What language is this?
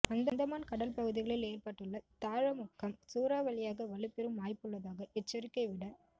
Tamil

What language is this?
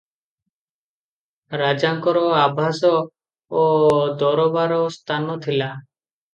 Odia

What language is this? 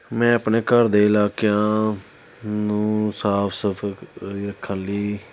Punjabi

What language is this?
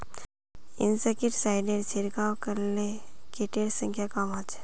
Magahi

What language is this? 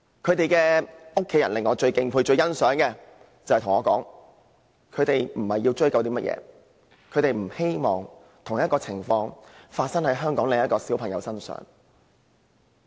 Cantonese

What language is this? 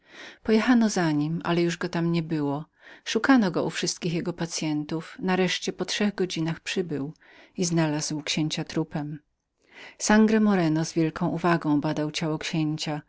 Polish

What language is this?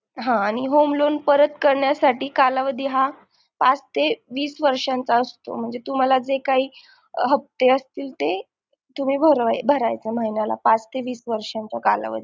Marathi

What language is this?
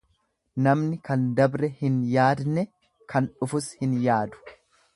Oromo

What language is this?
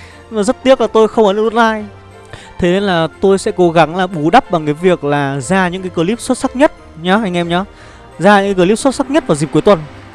Vietnamese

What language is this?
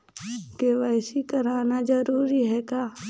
Chhattisgarhi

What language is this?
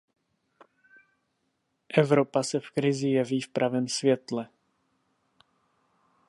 Czech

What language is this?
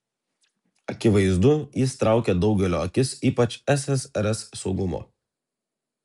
Lithuanian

